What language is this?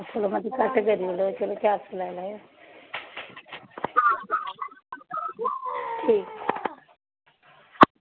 Dogri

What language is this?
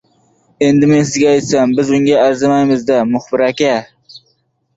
Uzbek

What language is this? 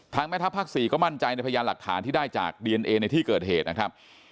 Thai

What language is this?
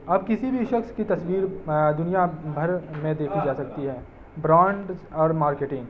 Urdu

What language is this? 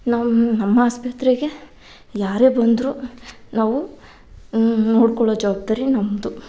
Kannada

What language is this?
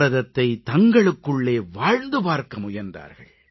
Tamil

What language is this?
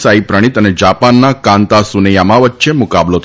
Gujarati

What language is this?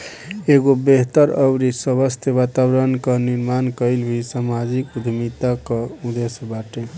Bhojpuri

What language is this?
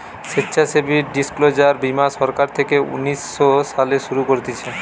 Bangla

